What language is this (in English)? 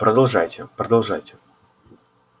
Russian